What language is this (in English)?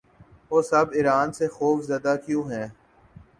Urdu